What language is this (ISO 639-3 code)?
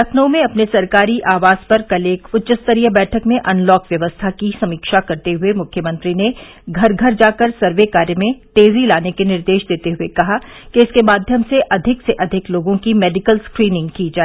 hin